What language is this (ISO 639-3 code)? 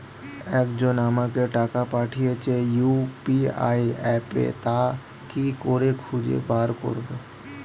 ben